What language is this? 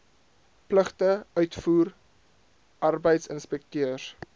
Afrikaans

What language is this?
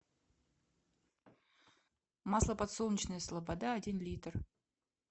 Russian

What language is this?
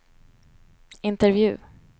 Swedish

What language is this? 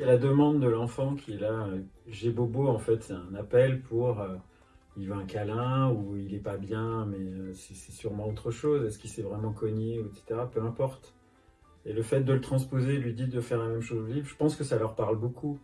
French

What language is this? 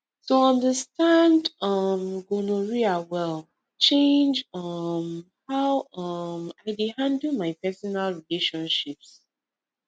Nigerian Pidgin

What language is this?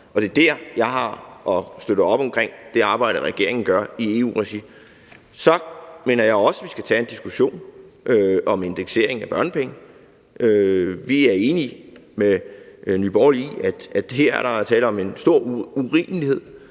Danish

